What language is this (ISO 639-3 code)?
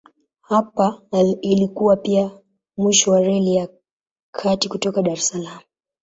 swa